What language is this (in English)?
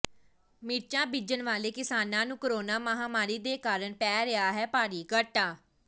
Punjabi